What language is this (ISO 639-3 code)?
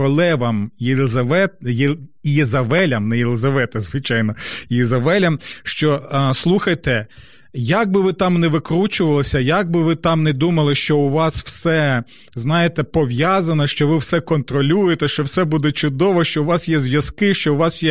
ukr